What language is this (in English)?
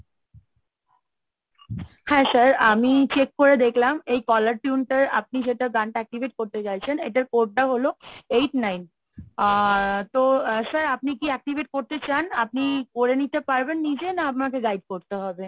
Bangla